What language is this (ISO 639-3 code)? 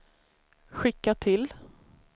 swe